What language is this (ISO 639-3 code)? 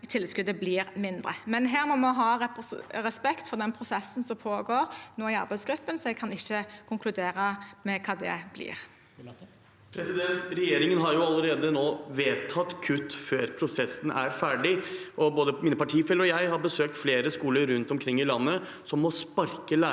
nor